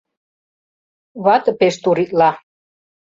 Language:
Mari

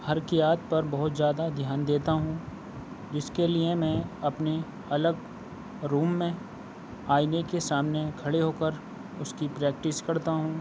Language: Urdu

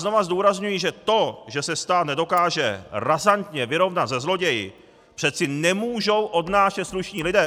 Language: Czech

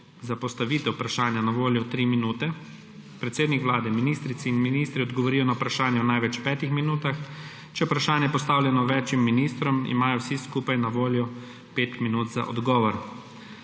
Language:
Slovenian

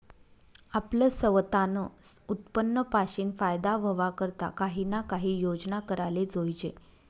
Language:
Marathi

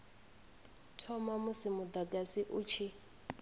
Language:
Venda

